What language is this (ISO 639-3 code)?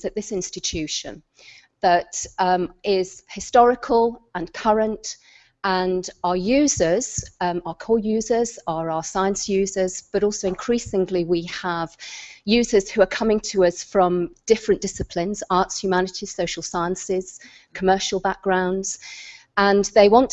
eng